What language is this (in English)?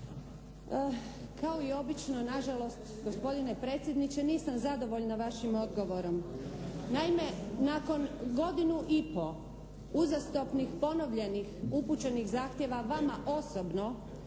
Croatian